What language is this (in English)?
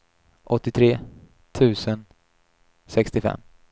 Swedish